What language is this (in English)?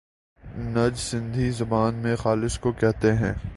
Urdu